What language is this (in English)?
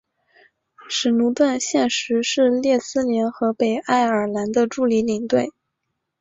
Chinese